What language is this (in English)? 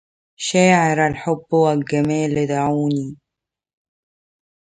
Arabic